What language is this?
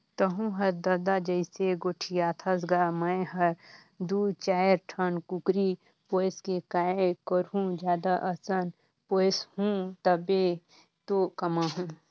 Chhattisgarhi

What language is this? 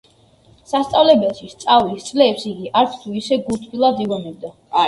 Georgian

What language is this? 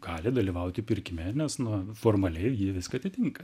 Lithuanian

